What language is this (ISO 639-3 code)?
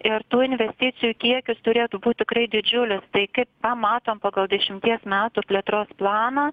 lit